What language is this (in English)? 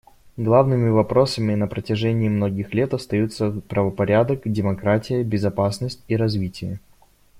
Russian